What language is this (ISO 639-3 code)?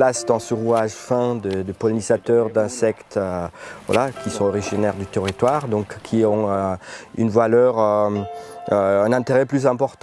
fra